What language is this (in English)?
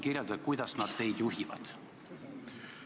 Estonian